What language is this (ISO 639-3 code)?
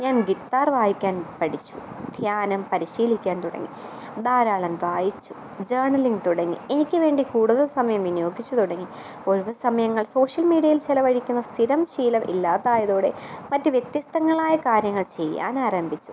mal